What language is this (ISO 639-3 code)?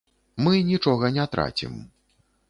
bel